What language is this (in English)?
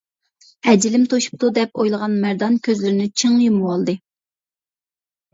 Uyghur